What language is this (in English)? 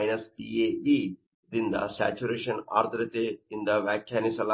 Kannada